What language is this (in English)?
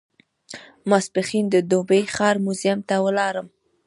Pashto